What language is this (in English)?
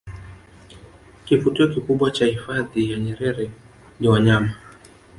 Swahili